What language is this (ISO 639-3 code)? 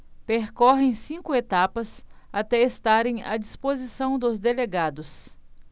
por